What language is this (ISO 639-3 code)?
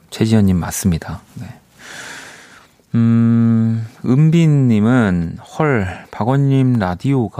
kor